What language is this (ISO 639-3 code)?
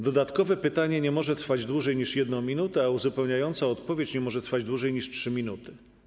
pol